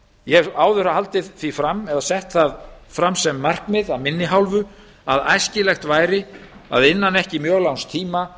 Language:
Icelandic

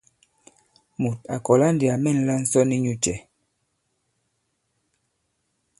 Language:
Bankon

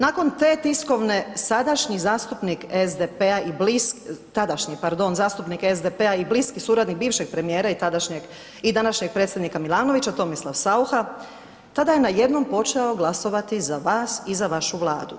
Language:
Croatian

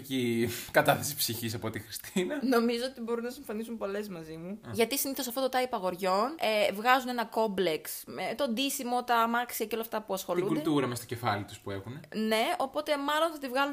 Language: Greek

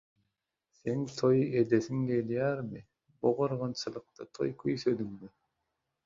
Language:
Turkmen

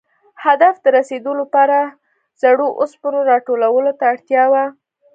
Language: Pashto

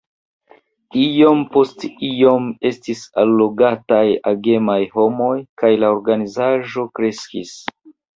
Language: Esperanto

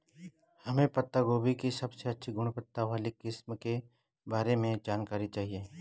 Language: Hindi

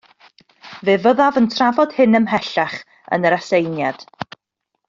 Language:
Welsh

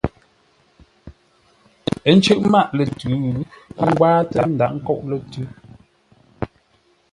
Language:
Ngombale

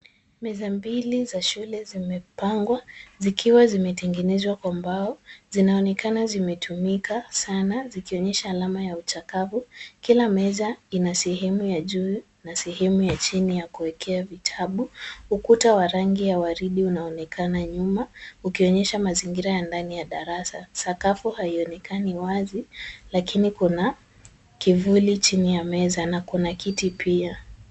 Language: Swahili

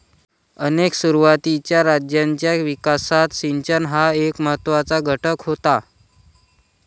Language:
Marathi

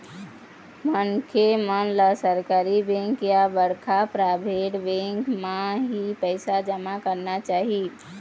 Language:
Chhattisgarhi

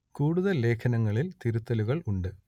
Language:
Malayalam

